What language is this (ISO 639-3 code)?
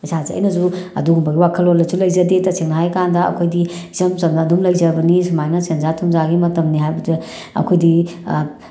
mni